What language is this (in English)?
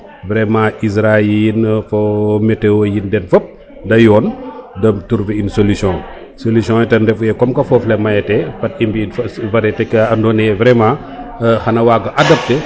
Serer